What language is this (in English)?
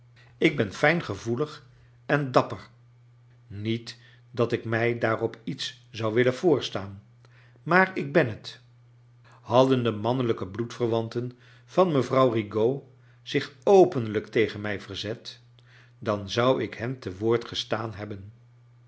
Dutch